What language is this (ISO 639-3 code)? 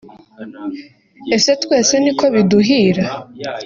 kin